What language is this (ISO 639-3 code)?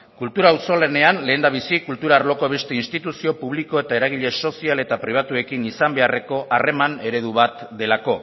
eus